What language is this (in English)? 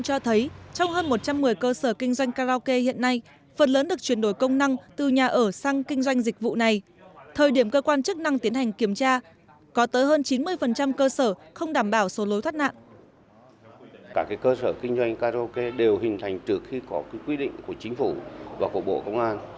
Vietnamese